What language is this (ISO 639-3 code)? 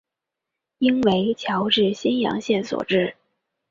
zho